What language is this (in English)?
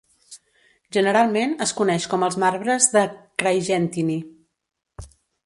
Catalan